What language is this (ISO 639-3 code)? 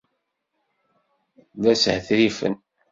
kab